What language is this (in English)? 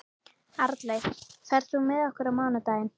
Icelandic